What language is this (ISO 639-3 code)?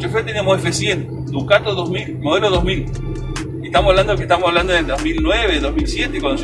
spa